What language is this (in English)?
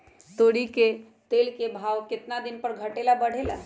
Magahi